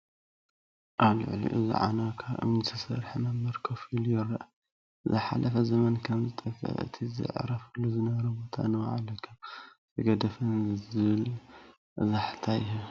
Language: Tigrinya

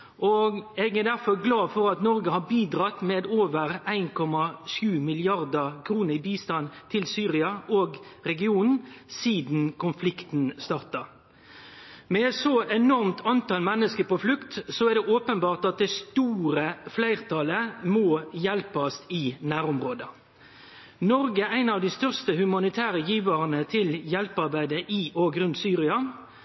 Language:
Norwegian Nynorsk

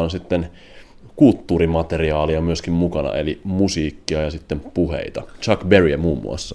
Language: Finnish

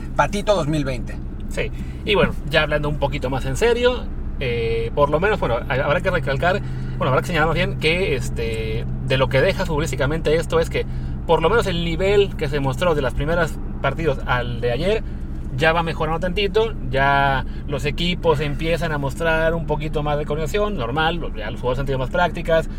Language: Spanish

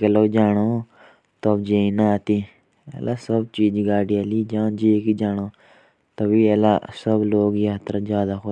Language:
Jaunsari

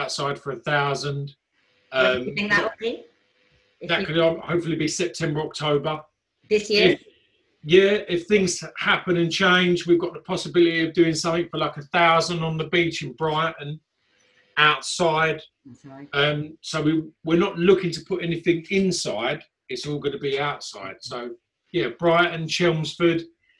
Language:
English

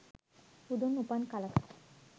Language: Sinhala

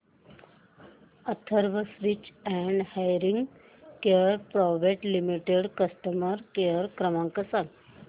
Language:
Marathi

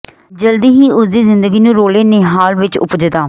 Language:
Punjabi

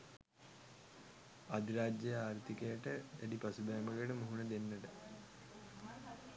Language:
Sinhala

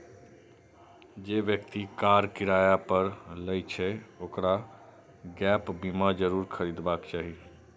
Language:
Maithili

